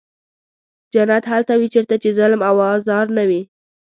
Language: Pashto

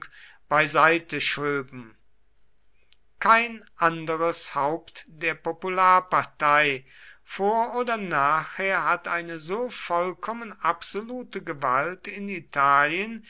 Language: German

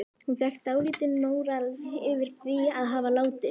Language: Icelandic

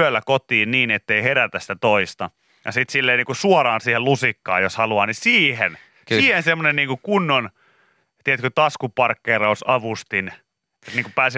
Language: Finnish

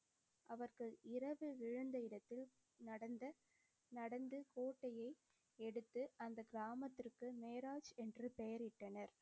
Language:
Tamil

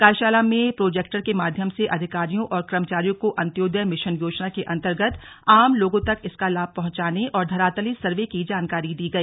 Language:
Hindi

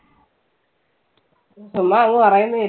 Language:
Malayalam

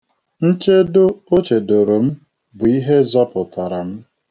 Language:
Igbo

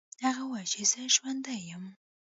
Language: Pashto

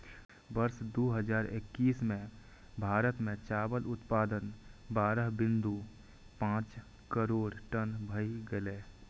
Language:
Maithili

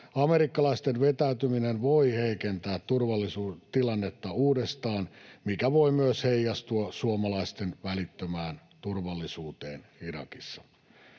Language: Finnish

